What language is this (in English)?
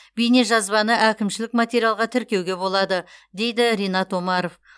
Kazakh